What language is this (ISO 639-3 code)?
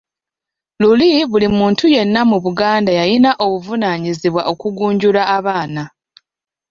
lug